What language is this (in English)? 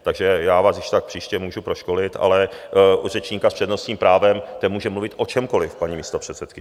Czech